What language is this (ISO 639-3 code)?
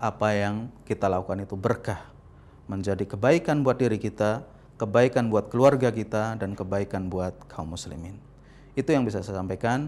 ind